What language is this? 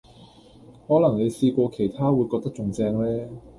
Cantonese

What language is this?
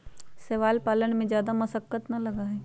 Magahi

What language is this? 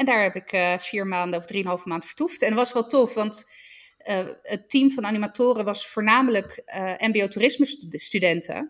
Dutch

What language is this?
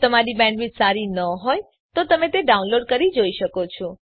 Gujarati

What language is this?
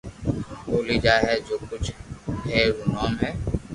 Loarki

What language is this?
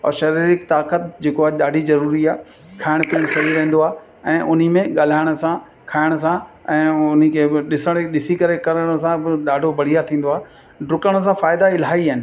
Sindhi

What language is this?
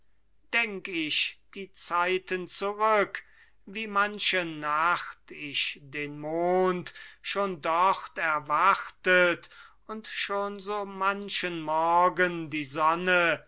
German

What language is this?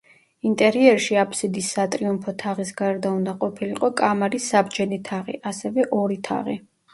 Georgian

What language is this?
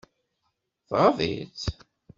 Kabyle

